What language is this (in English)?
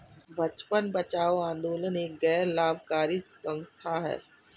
Hindi